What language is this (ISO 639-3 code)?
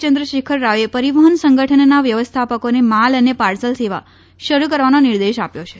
guj